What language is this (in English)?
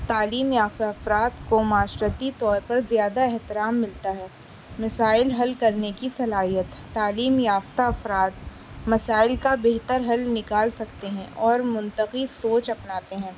Urdu